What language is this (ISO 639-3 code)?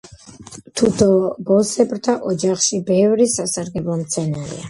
kat